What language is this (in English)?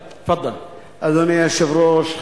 Hebrew